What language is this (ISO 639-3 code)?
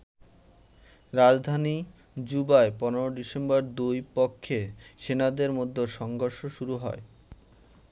ben